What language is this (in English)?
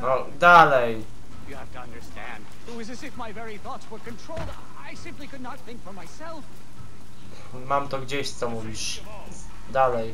Polish